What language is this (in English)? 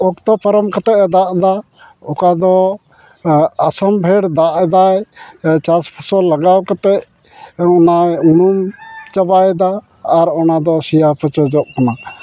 Santali